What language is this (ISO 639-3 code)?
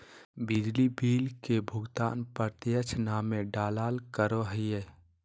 mag